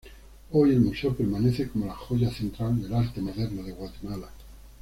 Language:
Spanish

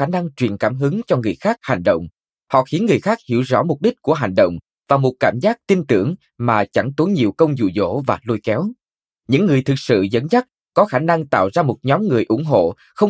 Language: Vietnamese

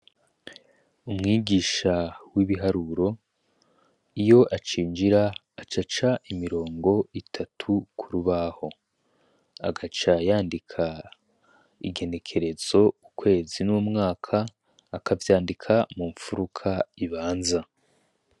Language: Rundi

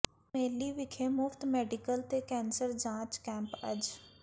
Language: Punjabi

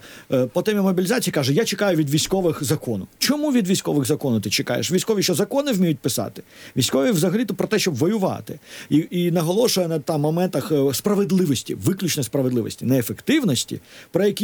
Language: Ukrainian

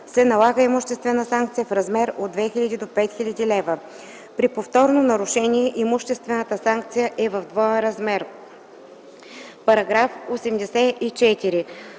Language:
Bulgarian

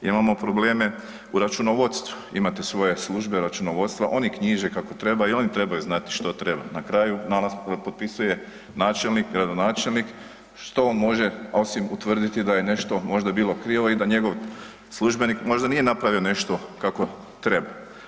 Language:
Croatian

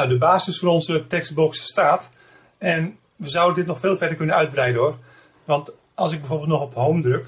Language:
Dutch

